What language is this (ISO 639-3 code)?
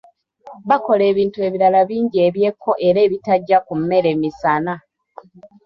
lug